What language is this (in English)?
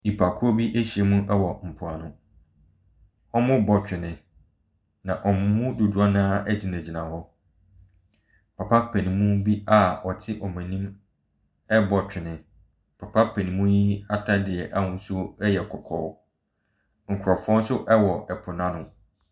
Akan